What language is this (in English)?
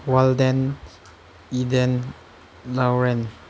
Manipuri